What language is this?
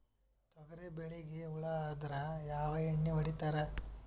Kannada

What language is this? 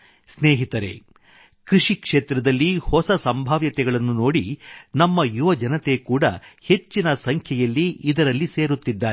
Kannada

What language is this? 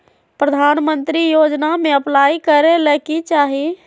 Magahi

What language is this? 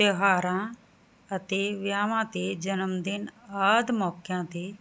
Punjabi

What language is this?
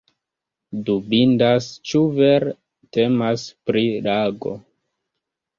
Esperanto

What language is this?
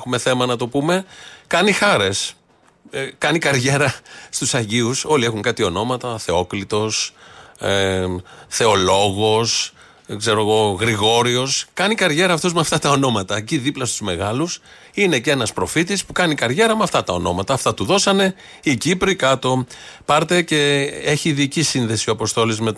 Greek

